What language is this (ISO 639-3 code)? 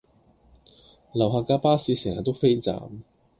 yue